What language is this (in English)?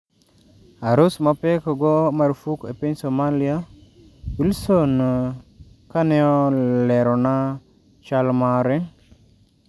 Luo (Kenya and Tanzania)